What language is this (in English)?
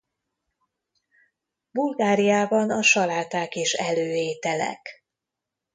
Hungarian